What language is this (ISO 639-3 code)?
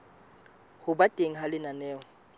sot